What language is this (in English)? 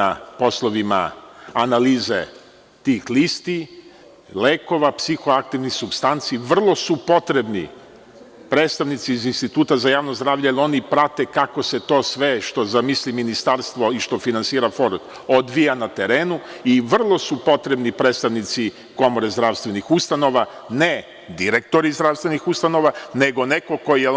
Serbian